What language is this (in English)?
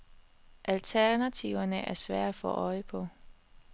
Danish